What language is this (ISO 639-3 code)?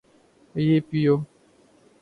urd